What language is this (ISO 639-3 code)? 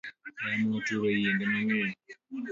luo